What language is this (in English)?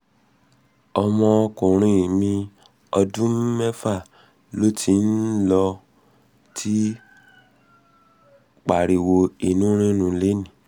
Yoruba